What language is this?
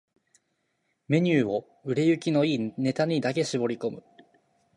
Japanese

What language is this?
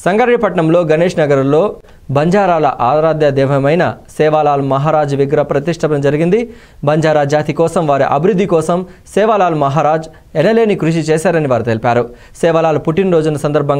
Korean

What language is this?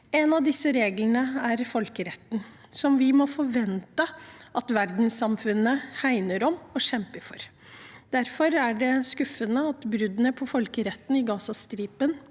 Norwegian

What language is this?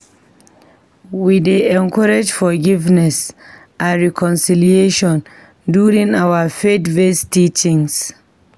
Nigerian Pidgin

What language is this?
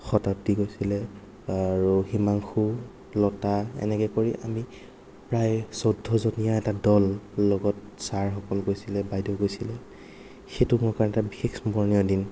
Assamese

